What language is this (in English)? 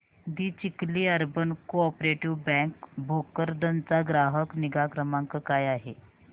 Marathi